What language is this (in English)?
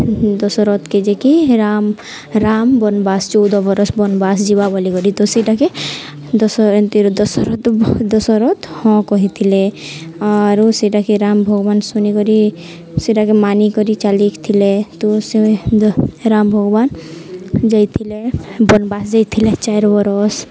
Odia